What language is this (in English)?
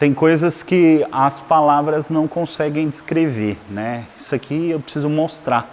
Portuguese